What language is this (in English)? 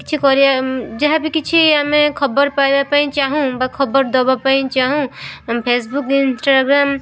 Odia